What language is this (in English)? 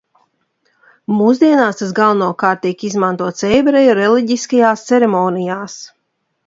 Latvian